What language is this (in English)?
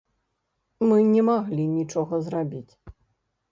Belarusian